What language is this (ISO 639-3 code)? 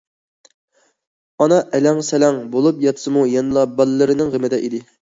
uig